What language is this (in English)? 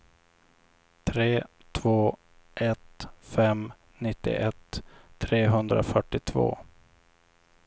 Swedish